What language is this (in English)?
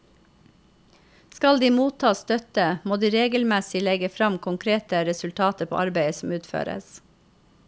Norwegian